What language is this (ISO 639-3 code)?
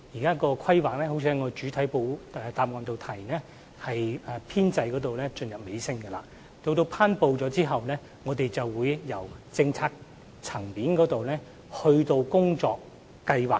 yue